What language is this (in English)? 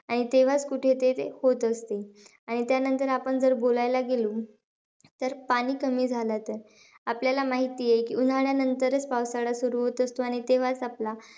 Marathi